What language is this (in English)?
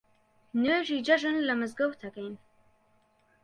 Central Kurdish